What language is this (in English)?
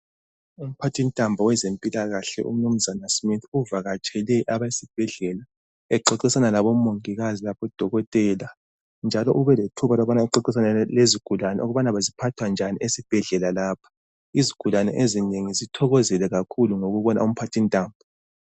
North Ndebele